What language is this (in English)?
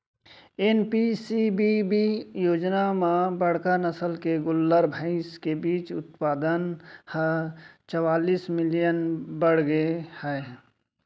Chhattisgarhi